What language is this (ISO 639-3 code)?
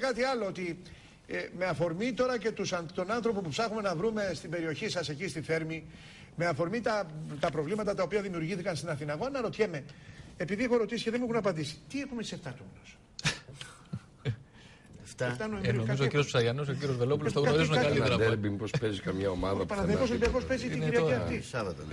ell